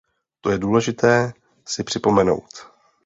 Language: Czech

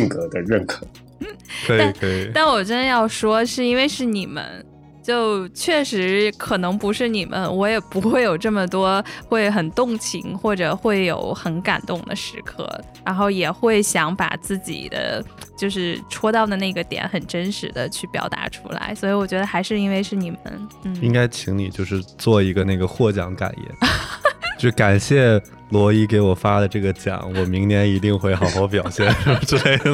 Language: Chinese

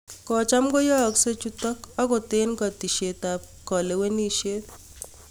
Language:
Kalenjin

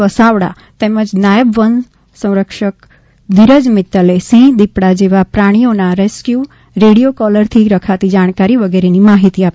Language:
Gujarati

